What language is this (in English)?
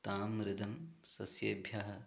Sanskrit